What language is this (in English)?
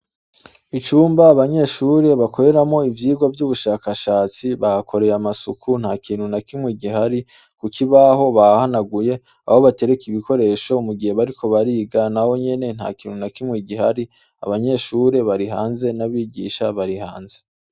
Rundi